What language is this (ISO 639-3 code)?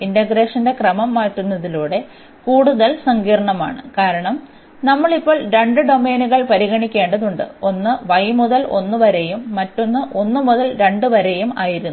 mal